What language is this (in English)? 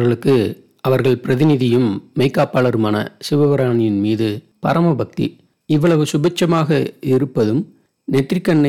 Tamil